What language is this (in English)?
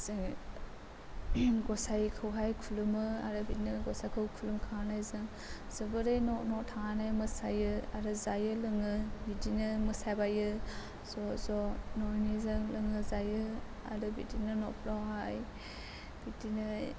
Bodo